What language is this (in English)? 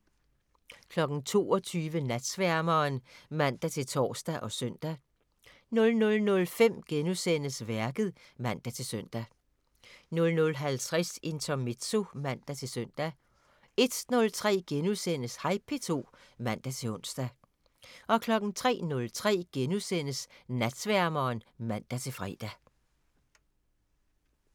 Danish